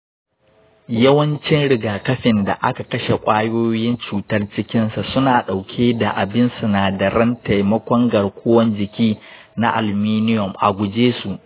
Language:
Hausa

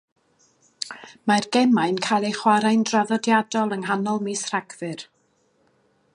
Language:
Welsh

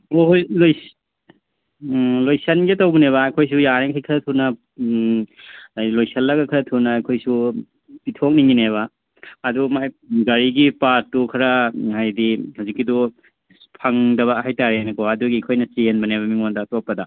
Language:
Manipuri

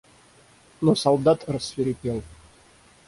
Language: Russian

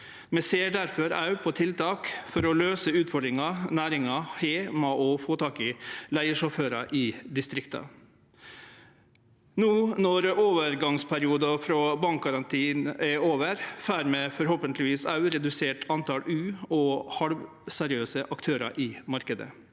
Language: Norwegian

